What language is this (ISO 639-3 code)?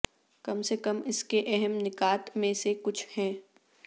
urd